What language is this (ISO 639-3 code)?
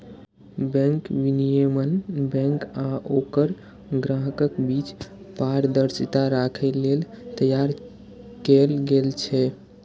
mai